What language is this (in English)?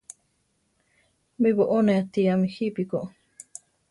Central Tarahumara